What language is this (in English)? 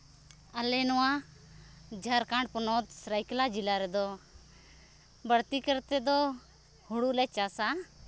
Santali